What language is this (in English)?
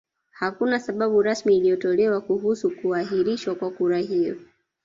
Swahili